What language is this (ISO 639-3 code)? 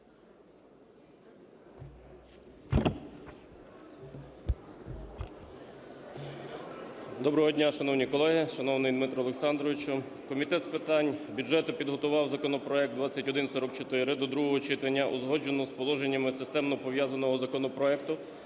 ukr